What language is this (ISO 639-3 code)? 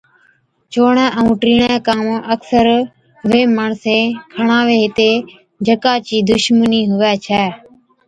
odk